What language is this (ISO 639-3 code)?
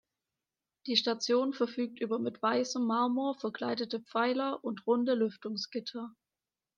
deu